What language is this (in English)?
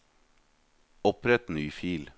Norwegian